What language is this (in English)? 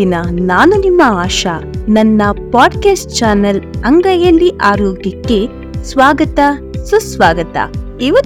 Kannada